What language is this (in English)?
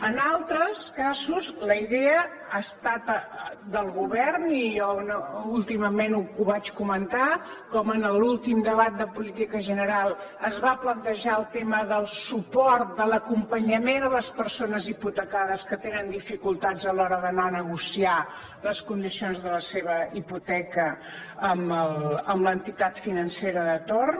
Catalan